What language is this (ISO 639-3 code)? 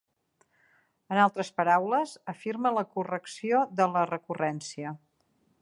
cat